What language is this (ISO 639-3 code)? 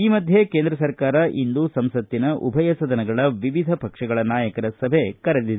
kan